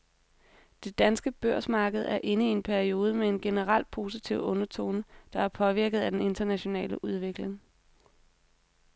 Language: Danish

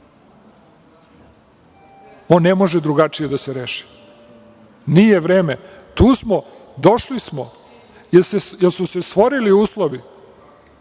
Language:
Serbian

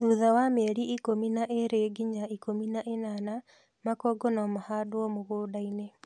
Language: Kikuyu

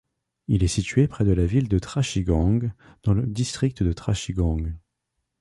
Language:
French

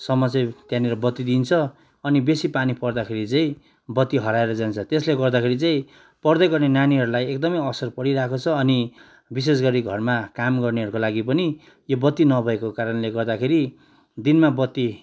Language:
Nepali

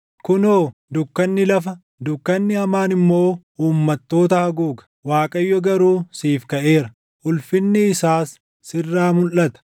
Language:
Oromo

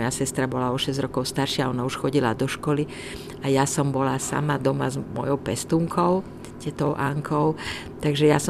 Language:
Czech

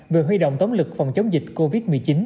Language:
Vietnamese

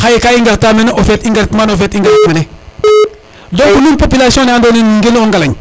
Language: Serer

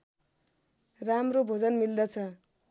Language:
Nepali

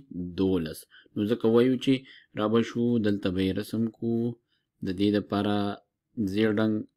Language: Romanian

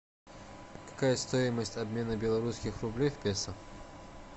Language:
Russian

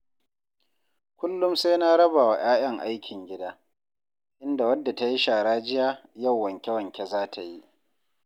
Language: Hausa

